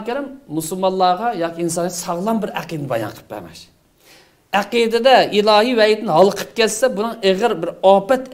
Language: Turkish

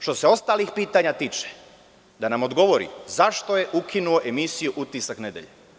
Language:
Serbian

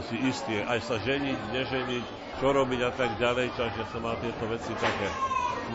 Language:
Slovak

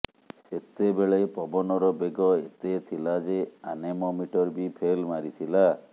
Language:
Odia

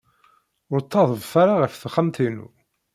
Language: Kabyle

